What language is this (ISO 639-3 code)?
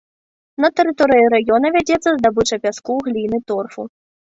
bel